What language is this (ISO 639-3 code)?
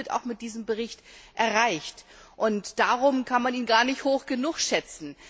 deu